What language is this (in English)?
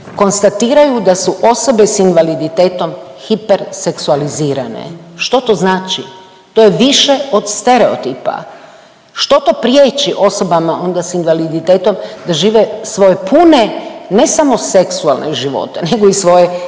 Croatian